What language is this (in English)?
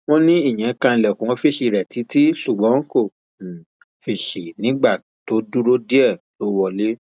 Yoruba